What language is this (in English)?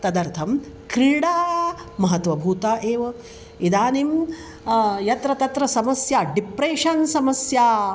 Sanskrit